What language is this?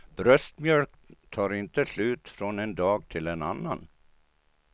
Swedish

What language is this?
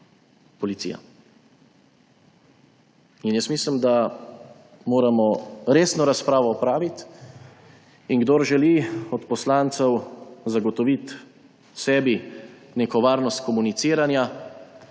Slovenian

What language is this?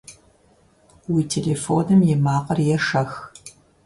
Kabardian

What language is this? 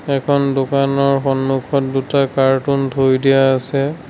Assamese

